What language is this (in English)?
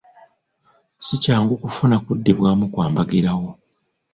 Ganda